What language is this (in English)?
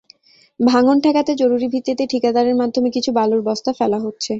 Bangla